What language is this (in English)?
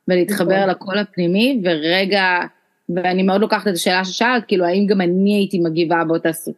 Hebrew